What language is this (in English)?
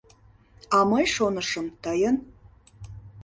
Mari